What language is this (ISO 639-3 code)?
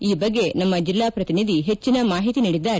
kan